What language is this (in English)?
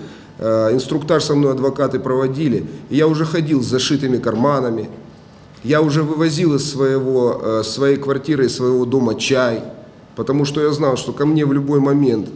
Russian